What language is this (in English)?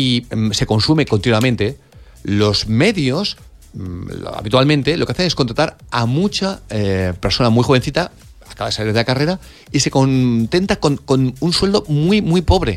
Spanish